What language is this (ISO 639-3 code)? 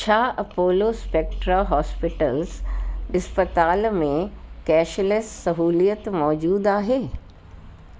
snd